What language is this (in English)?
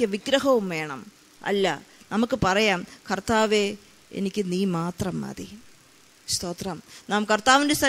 Malayalam